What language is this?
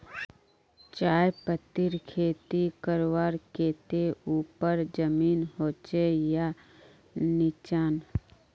Magahi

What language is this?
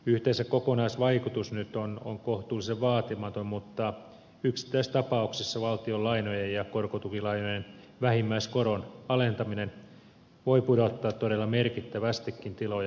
Finnish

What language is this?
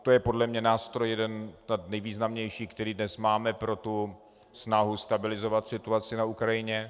Czech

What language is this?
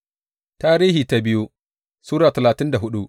Hausa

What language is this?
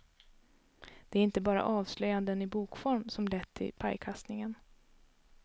Swedish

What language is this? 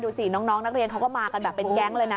Thai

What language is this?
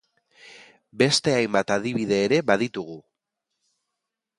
Basque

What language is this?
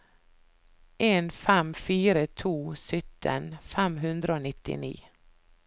Norwegian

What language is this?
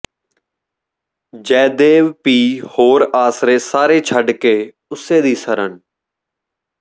Punjabi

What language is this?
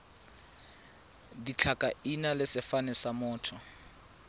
Tswana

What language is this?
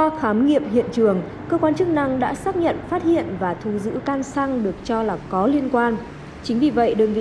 Vietnamese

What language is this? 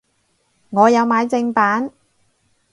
Cantonese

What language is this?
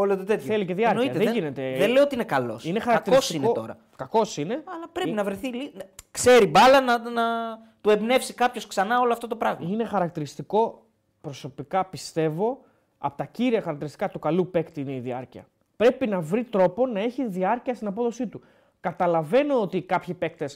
Greek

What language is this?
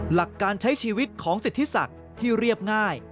Thai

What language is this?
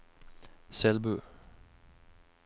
Norwegian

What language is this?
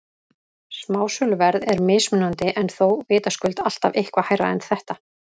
Icelandic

